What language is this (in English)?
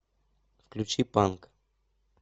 Russian